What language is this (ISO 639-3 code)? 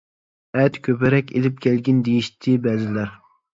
uig